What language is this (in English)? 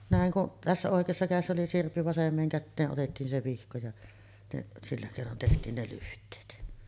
Finnish